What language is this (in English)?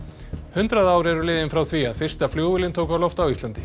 Icelandic